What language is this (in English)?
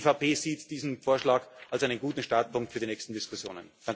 German